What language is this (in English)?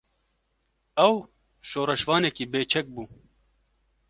Kurdish